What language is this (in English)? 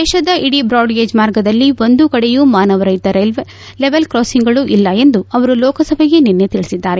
Kannada